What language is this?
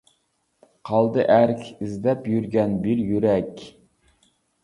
Uyghur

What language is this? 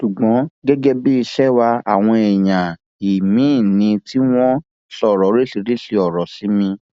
Yoruba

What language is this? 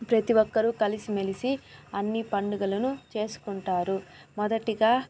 Telugu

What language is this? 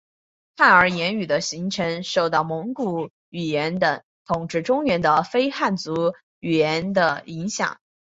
Chinese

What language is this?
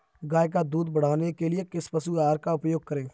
Hindi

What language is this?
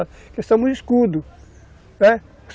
Portuguese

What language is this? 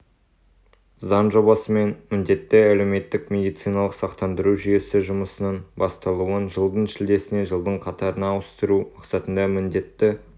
Kazakh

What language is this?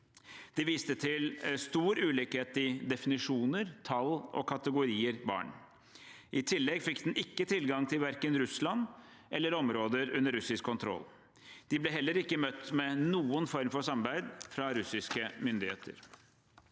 Norwegian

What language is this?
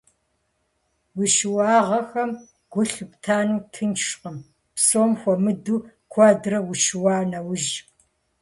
Kabardian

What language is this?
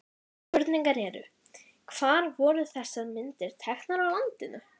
Icelandic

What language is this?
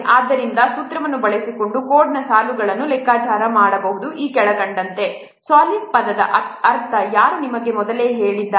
Kannada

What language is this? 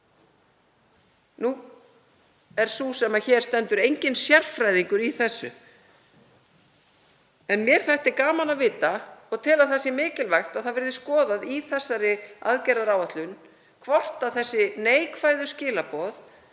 Icelandic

